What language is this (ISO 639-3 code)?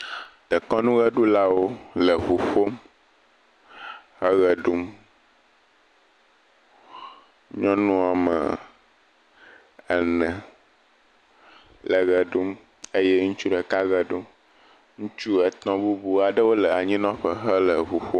ewe